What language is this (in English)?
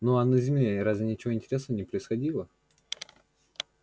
Russian